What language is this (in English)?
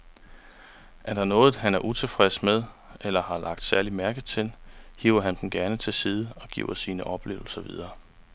Danish